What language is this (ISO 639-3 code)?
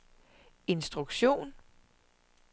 dan